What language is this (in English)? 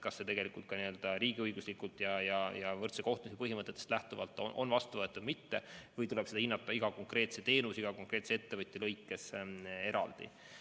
Estonian